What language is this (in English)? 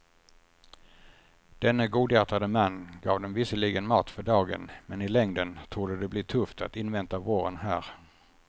Swedish